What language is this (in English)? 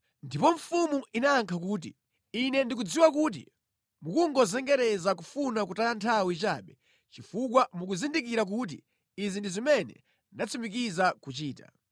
Nyanja